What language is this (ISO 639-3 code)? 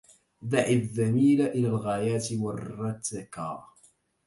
ara